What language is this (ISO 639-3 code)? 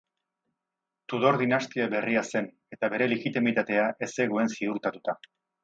eus